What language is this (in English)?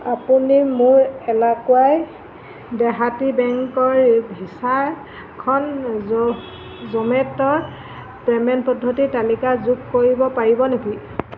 Assamese